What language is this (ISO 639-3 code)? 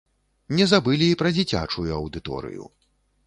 bel